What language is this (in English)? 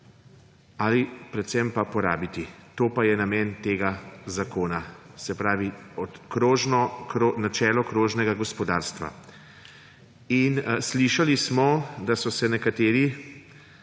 Slovenian